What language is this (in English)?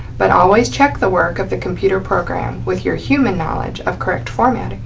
English